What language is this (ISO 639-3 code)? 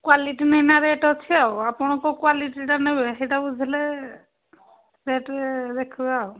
ori